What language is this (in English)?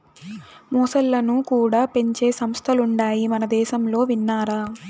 Telugu